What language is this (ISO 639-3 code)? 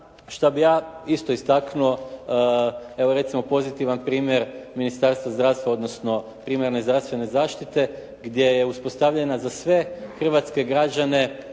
hrv